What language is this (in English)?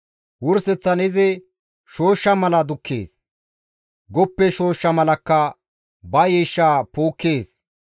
Gamo